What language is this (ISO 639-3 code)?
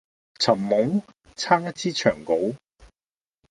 yue